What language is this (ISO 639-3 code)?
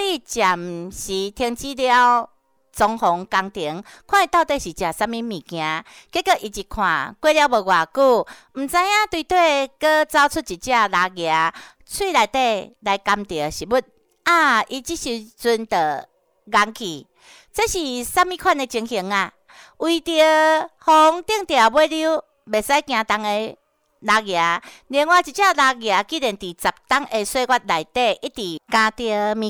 zho